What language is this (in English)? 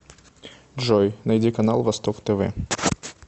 Russian